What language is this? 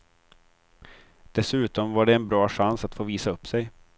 Swedish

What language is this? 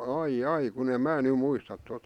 Finnish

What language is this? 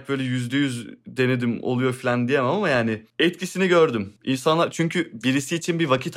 Turkish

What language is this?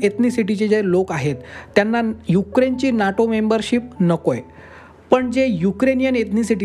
Marathi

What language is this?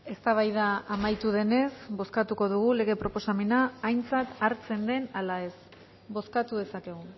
Basque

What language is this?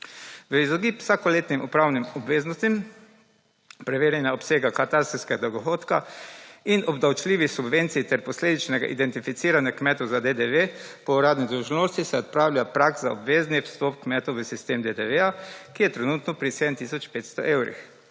Slovenian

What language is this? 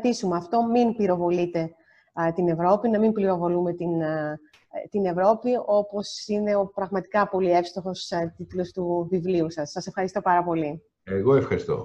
Greek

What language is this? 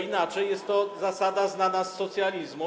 Polish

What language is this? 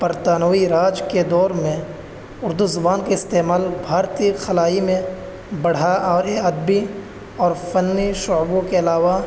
Urdu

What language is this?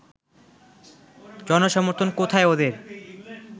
Bangla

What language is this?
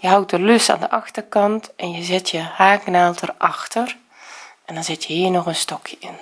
Dutch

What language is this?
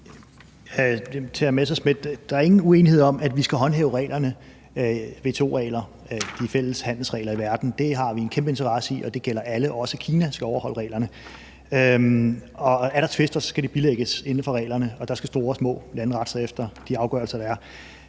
Danish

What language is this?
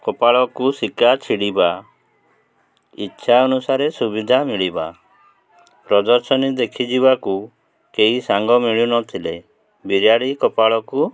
Odia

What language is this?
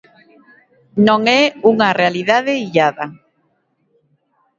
Galician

